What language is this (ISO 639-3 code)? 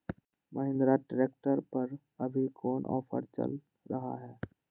mag